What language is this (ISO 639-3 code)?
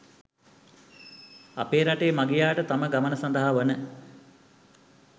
sin